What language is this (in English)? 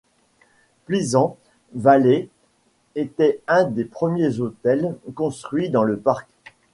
French